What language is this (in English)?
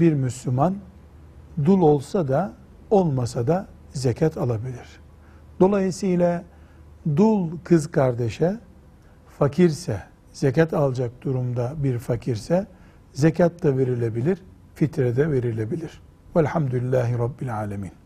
Turkish